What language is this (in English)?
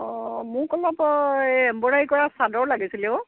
Assamese